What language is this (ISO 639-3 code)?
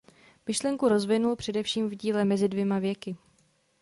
ces